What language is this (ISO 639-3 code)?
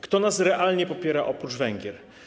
pol